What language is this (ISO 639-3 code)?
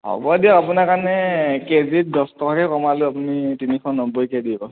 asm